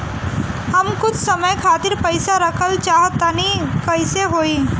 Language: Bhojpuri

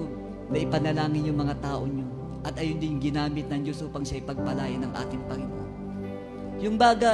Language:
Filipino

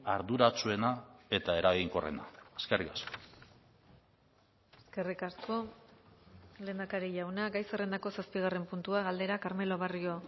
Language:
Basque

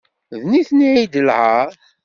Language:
Kabyle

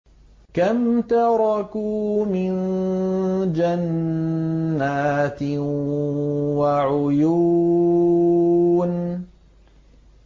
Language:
Arabic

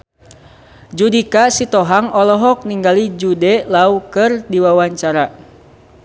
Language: Sundanese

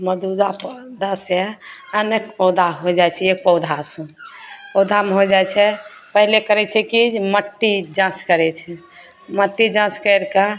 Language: Maithili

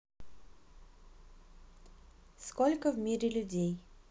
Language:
Russian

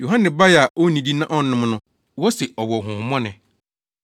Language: Akan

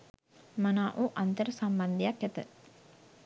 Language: Sinhala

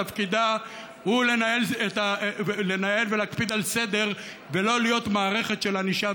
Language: Hebrew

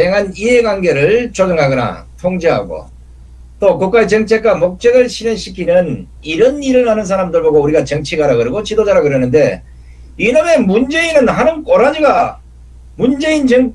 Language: Korean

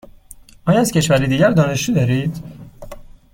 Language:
Persian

